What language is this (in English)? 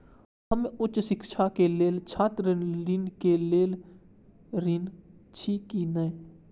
Maithili